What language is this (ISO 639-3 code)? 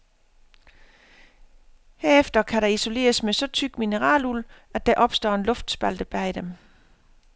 dan